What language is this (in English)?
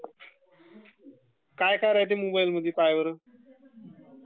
Marathi